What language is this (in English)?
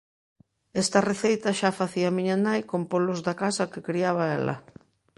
Galician